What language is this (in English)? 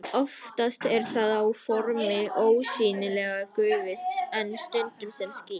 Icelandic